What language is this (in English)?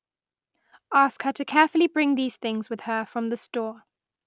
English